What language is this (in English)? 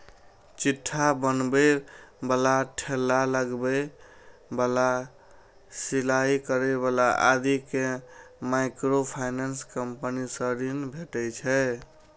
Maithili